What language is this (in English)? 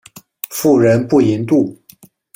Chinese